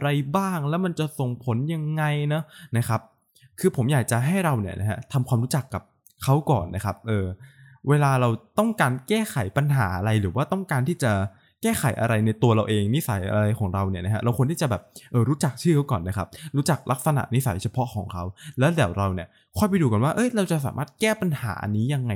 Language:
Thai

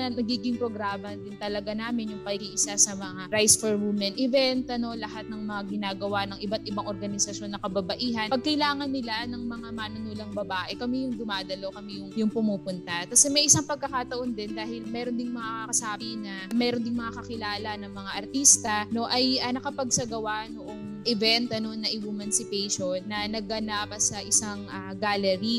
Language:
Filipino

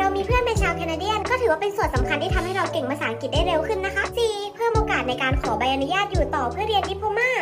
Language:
Thai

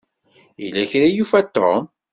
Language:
Kabyle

